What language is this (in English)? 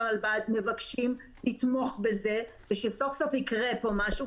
Hebrew